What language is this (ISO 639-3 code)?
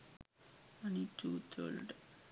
sin